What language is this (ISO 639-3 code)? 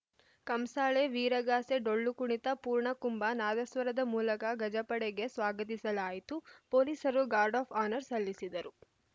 kan